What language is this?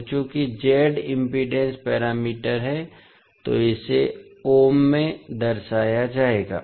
Hindi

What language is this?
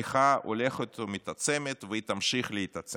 Hebrew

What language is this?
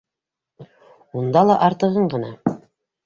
Bashkir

